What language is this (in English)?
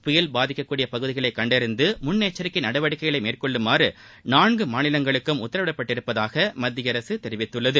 Tamil